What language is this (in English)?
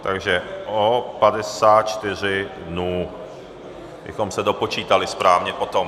Czech